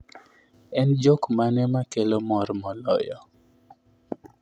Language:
Luo (Kenya and Tanzania)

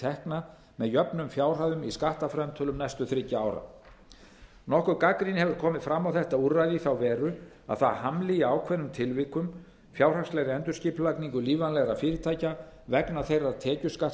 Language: Icelandic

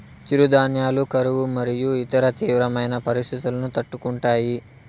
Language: Telugu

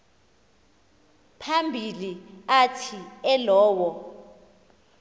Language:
Xhosa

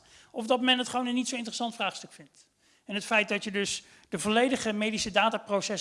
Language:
Dutch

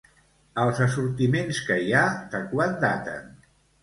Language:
Catalan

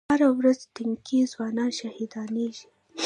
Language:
Pashto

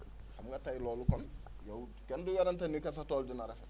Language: Wolof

